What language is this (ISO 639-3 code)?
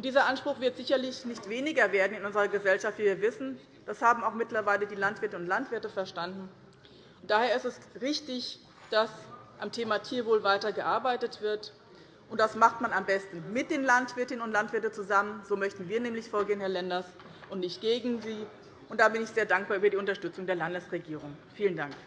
deu